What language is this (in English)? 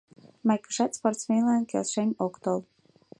Mari